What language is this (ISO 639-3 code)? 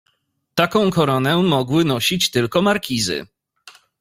pol